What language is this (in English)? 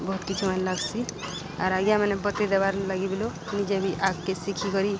Odia